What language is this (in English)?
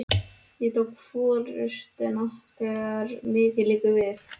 Icelandic